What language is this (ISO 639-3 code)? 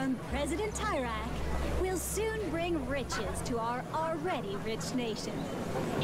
ita